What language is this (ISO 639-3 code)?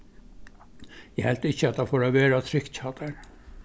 fao